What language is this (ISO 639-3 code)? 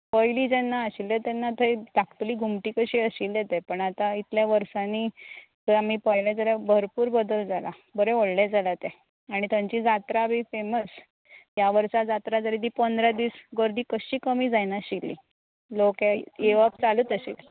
kok